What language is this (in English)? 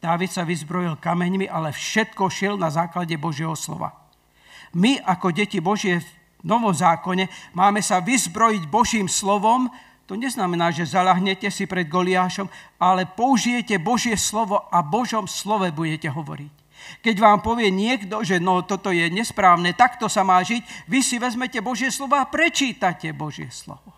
Slovak